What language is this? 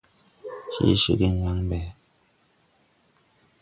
Tupuri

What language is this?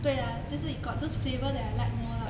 English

